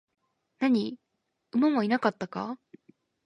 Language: Japanese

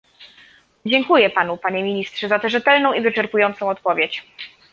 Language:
Polish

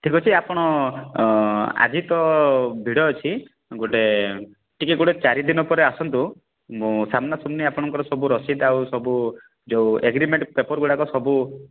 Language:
Odia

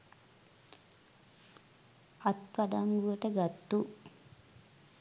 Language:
Sinhala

